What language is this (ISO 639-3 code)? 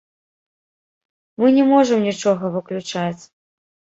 bel